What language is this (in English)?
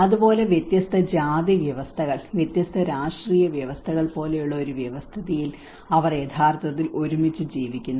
Malayalam